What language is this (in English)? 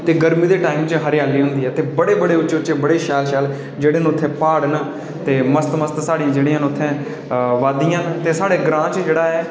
Dogri